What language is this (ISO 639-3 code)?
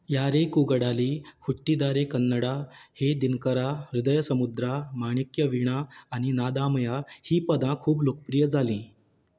kok